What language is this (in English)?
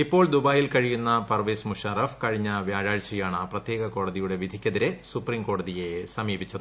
Malayalam